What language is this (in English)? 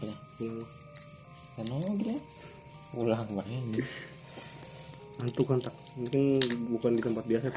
Indonesian